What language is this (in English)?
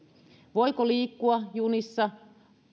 Finnish